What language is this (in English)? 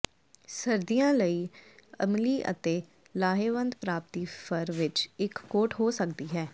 Punjabi